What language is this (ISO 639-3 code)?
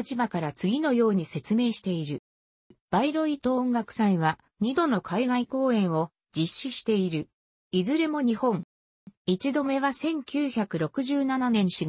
jpn